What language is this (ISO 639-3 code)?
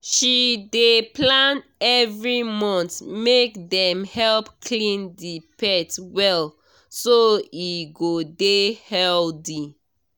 pcm